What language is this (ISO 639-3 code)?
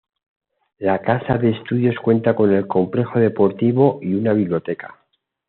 spa